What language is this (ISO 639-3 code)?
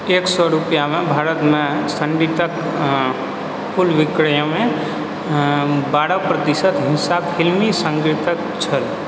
mai